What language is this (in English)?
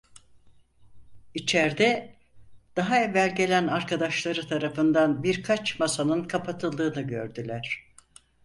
Turkish